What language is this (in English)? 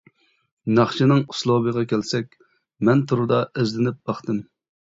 Uyghur